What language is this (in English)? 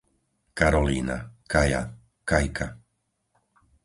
Slovak